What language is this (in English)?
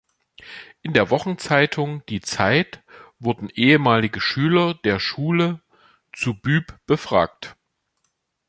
German